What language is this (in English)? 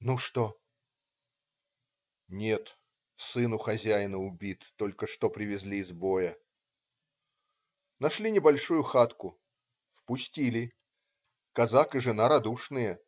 Russian